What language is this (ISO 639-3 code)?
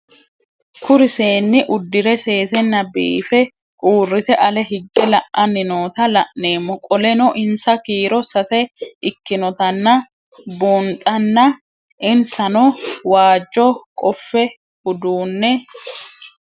sid